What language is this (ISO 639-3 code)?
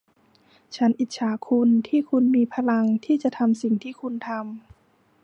tha